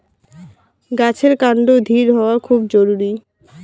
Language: Bangla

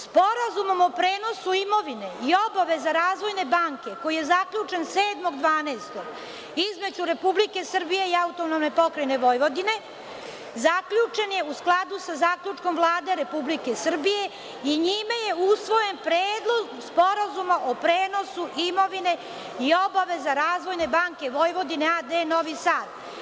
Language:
Serbian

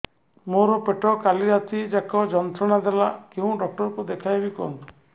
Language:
Odia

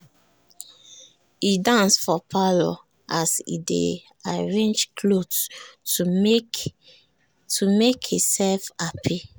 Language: Nigerian Pidgin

